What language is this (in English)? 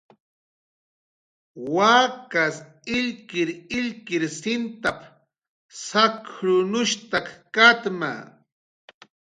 Jaqaru